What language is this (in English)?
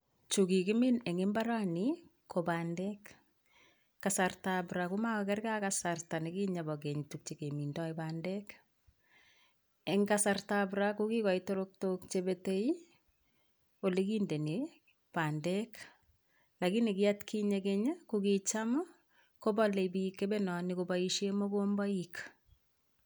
Kalenjin